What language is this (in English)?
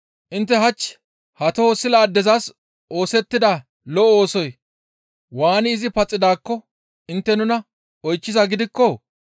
Gamo